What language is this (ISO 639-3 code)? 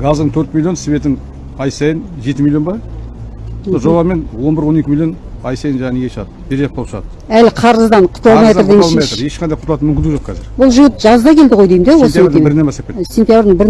tur